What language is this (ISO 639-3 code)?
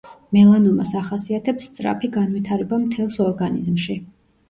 kat